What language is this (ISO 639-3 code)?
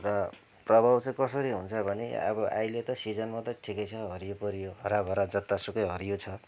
nep